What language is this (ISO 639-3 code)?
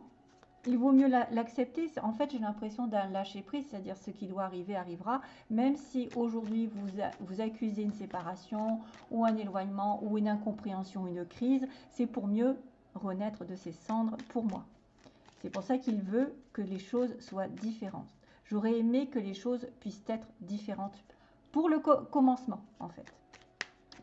fra